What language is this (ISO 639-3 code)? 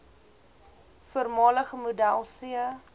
afr